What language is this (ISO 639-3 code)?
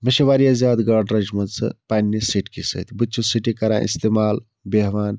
kas